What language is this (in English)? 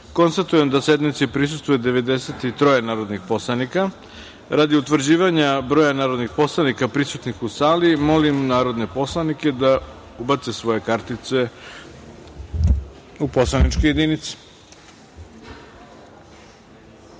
Serbian